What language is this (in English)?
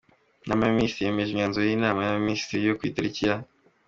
Kinyarwanda